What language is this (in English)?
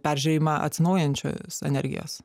Lithuanian